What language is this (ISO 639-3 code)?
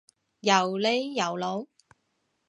yue